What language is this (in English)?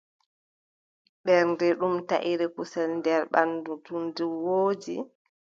Adamawa Fulfulde